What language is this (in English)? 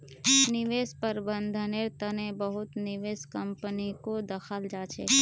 Magahi